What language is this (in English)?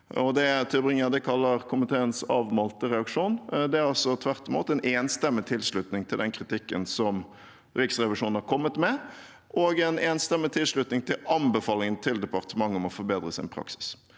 Norwegian